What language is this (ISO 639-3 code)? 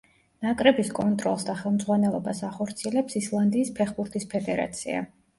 kat